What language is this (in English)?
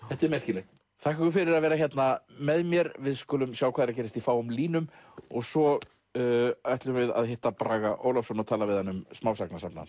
Icelandic